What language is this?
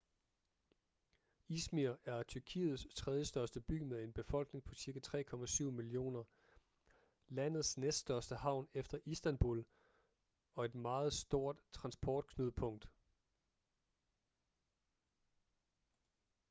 Danish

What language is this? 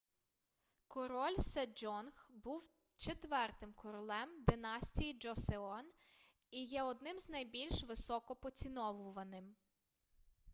Ukrainian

